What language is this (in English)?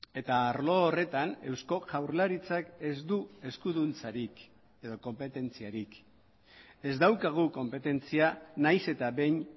Basque